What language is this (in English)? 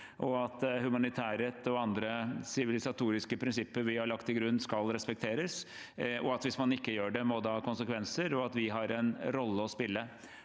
Norwegian